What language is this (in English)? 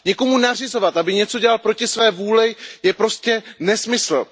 Czech